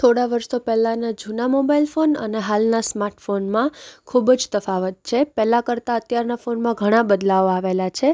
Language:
Gujarati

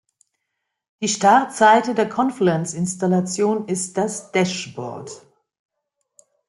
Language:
German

